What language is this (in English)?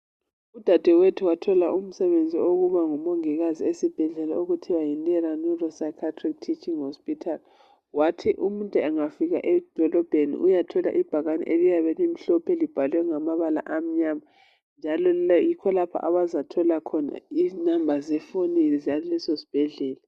North Ndebele